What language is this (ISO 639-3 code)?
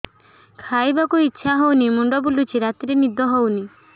ori